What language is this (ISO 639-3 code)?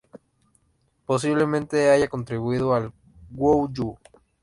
spa